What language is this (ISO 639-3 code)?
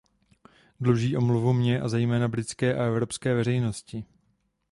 ces